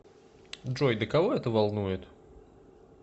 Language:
Russian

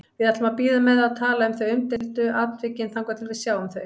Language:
Icelandic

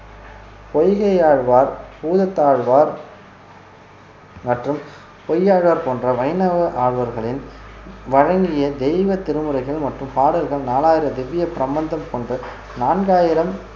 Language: Tamil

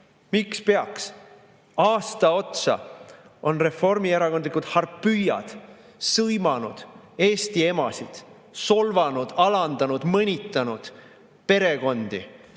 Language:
Estonian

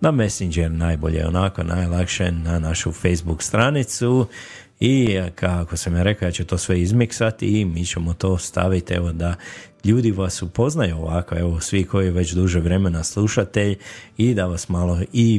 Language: Croatian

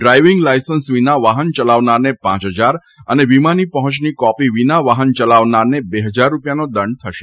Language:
Gujarati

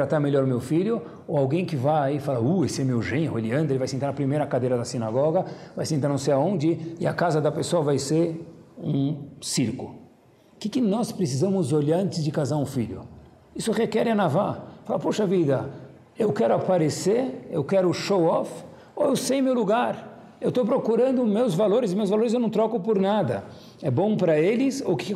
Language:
Portuguese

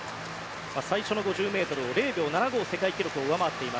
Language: Japanese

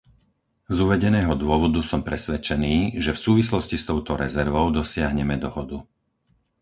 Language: Slovak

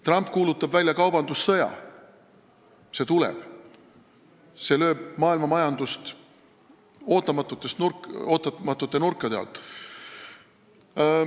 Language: Estonian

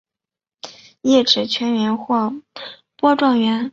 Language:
Chinese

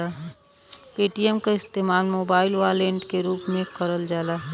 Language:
Bhojpuri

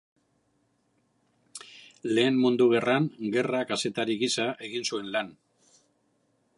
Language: Basque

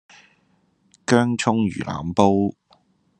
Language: Cantonese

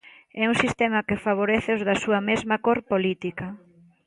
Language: Galician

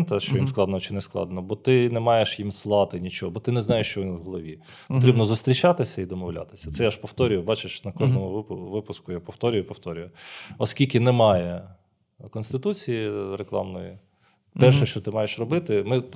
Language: Ukrainian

